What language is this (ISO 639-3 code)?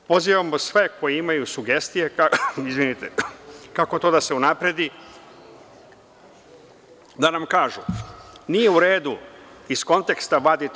srp